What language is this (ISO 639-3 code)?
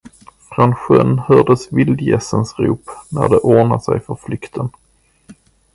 swe